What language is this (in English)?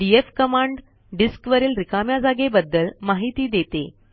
Marathi